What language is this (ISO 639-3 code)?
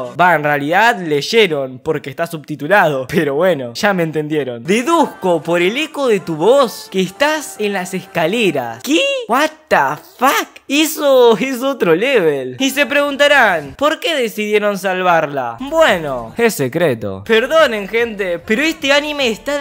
spa